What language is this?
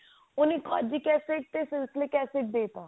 Punjabi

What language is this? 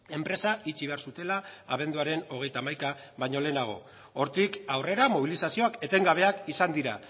Basque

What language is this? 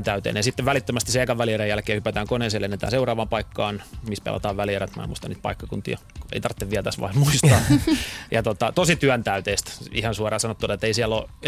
Finnish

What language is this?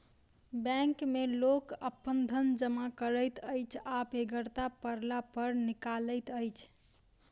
Maithili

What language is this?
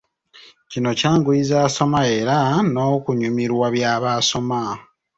Ganda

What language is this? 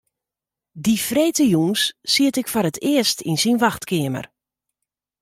Western Frisian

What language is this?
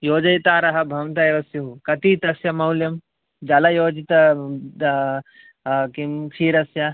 Sanskrit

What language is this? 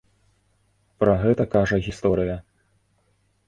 Belarusian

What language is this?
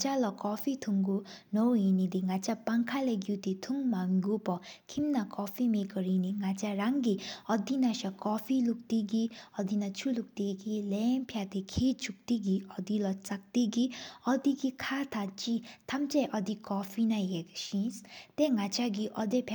Sikkimese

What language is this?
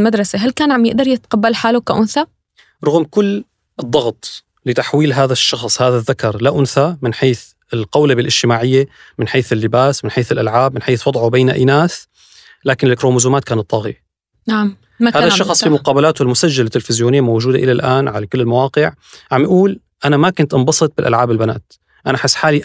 Arabic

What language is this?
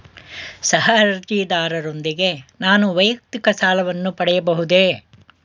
Kannada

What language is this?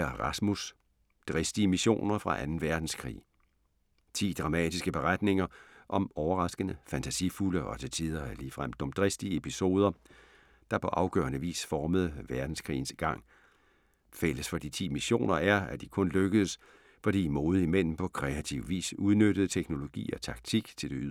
Danish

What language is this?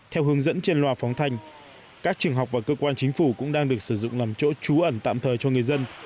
Vietnamese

